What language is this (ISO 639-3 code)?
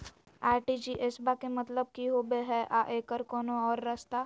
mag